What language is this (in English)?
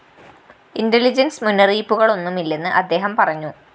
Malayalam